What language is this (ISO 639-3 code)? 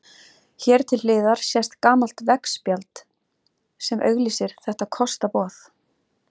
isl